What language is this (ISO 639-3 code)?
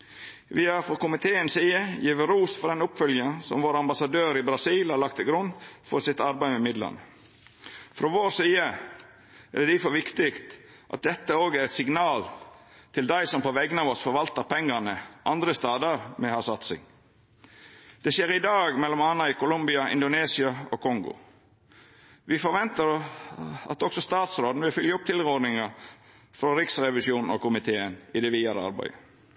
nno